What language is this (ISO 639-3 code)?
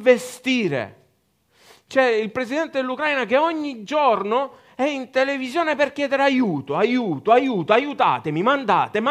ita